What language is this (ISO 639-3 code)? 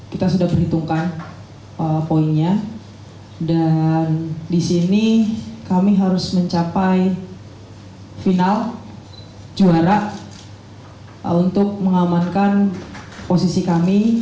ind